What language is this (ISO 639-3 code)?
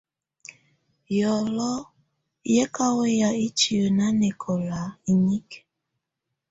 tvu